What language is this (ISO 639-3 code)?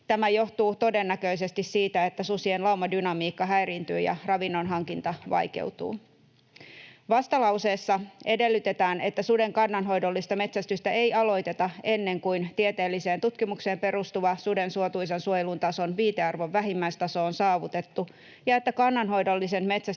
fin